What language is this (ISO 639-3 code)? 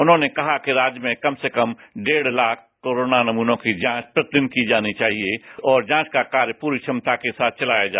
hin